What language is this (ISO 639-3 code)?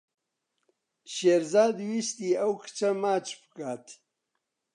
ckb